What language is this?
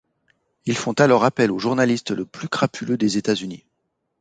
French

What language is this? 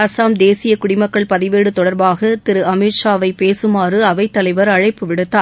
Tamil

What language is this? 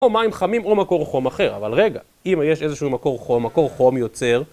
Hebrew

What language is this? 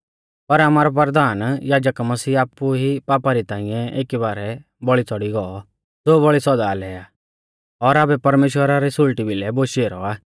Mahasu Pahari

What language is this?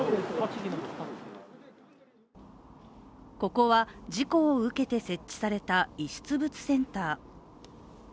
Japanese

